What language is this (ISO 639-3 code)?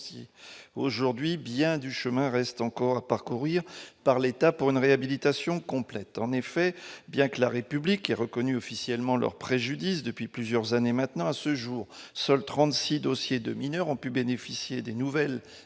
fra